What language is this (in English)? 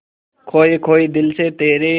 Hindi